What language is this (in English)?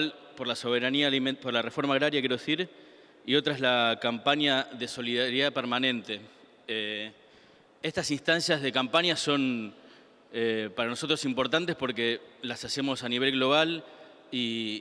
Spanish